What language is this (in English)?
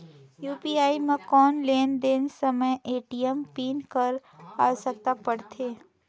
Chhattisgarhi